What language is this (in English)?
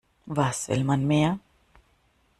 German